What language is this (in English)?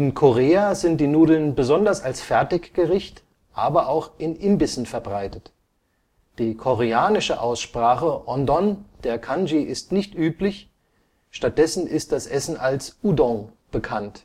German